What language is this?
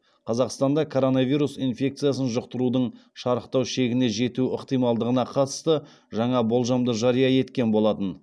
Kazakh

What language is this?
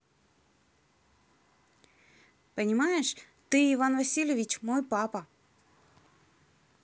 Russian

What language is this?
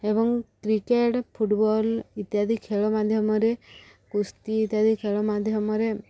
Odia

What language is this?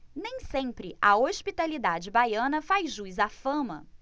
Portuguese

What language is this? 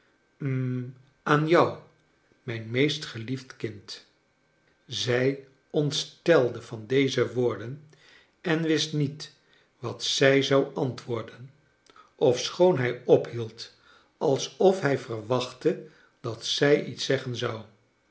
Dutch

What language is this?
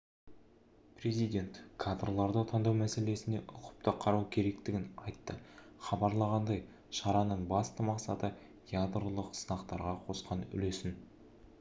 Kazakh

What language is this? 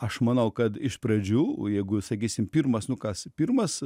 Lithuanian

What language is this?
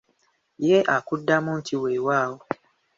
Ganda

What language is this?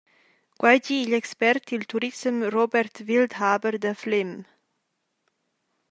Romansh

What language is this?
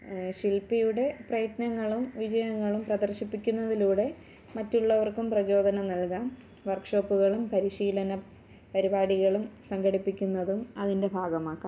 Malayalam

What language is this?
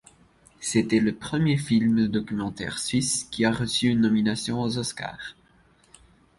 French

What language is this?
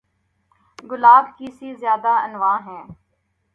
Urdu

